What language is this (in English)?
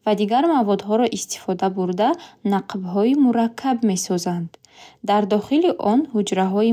Bukharic